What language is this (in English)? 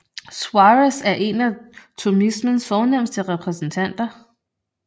Danish